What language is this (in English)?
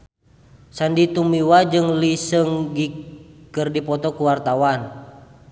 Sundanese